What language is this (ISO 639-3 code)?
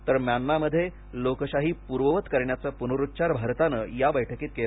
mar